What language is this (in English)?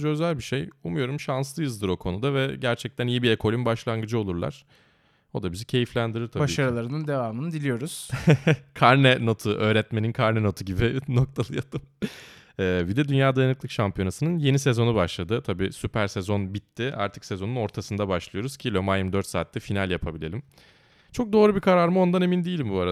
Turkish